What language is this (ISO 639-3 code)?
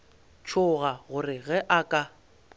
nso